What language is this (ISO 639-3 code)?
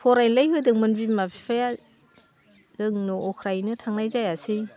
brx